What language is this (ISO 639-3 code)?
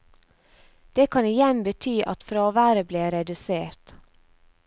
nor